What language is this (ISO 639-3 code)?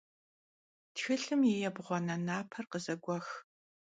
kbd